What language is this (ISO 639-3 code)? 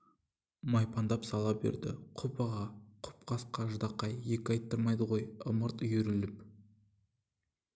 kaz